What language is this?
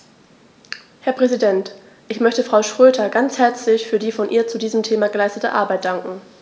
German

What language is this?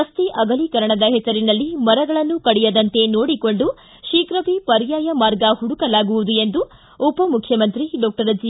Kannada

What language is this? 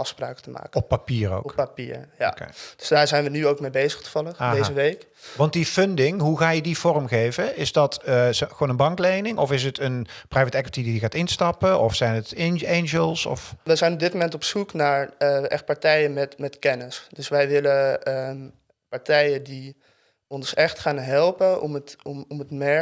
Dutch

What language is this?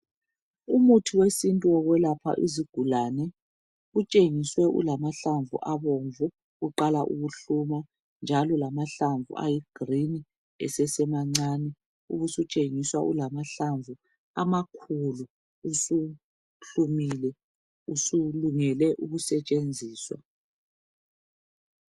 North Ndebele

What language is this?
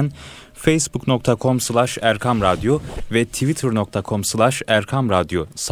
Turkish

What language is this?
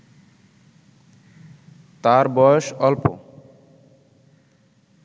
Bangla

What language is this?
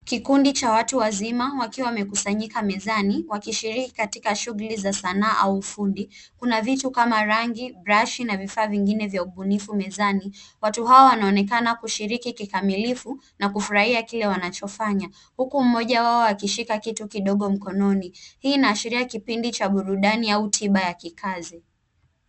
Swahili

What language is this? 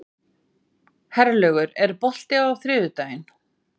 Icelandic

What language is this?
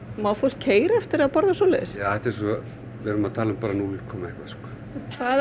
Icelandic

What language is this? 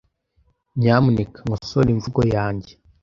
Kinyarwanda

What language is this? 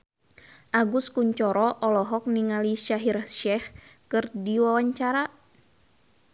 Sundanese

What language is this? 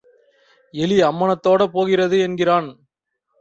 Tamil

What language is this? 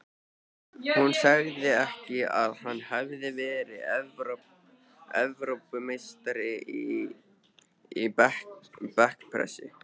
Icelandic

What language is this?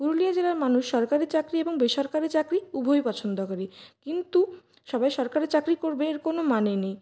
Bangla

